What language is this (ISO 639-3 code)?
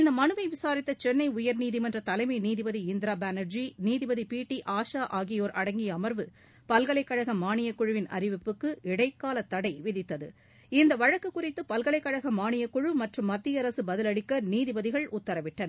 tam